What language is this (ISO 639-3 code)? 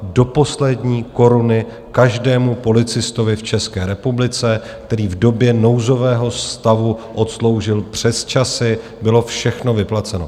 ces